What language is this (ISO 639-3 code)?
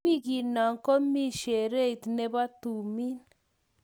kln